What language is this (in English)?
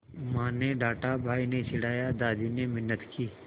Hindi